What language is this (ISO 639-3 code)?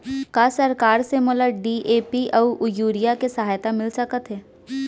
hne